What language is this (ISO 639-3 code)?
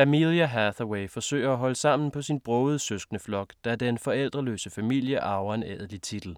dan